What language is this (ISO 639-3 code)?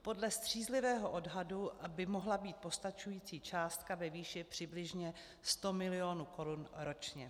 ces